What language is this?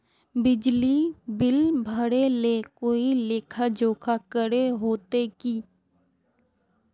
Magahi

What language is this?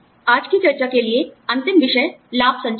Hindi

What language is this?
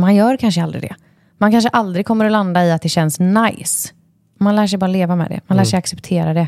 Swedish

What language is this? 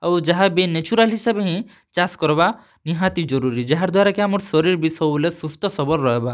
Odia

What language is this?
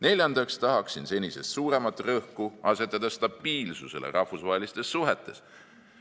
Estonian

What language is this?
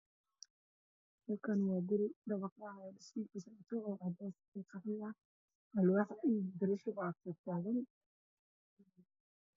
Somali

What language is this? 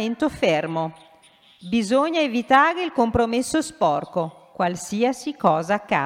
Italian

